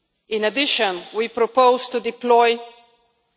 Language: English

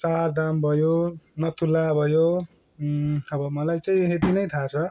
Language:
Nepali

